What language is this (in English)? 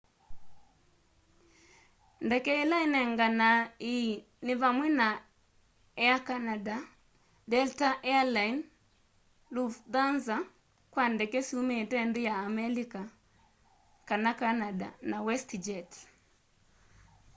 Kamba